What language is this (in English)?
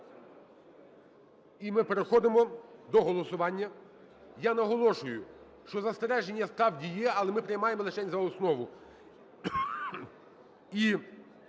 Ukrainian